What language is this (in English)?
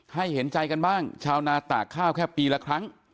Thai